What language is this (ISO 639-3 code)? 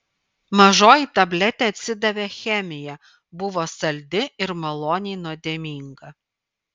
lit